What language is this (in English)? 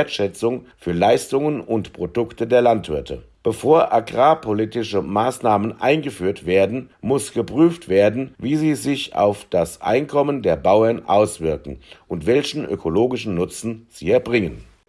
German